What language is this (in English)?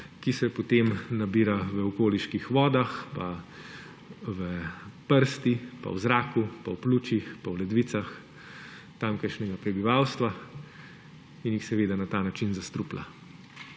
Slovenian